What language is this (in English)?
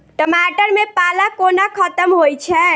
Maithili